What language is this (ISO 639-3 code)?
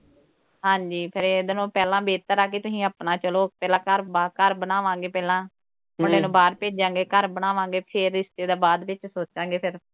pan